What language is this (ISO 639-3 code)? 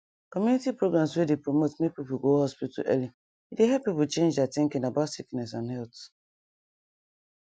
pcm